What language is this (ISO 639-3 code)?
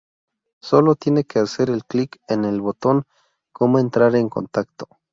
spa